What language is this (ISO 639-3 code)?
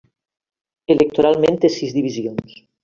cat